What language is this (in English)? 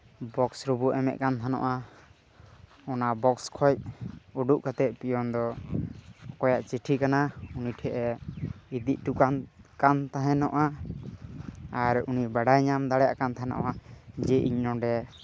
Santali